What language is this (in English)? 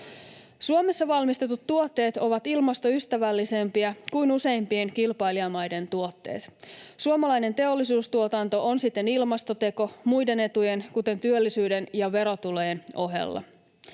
Finnish